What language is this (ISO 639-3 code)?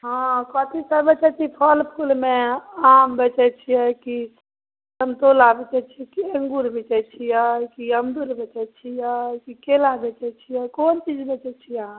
mai